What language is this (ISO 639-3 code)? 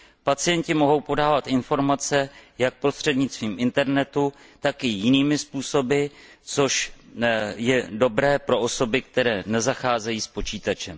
ces